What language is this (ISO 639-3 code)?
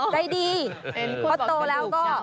tha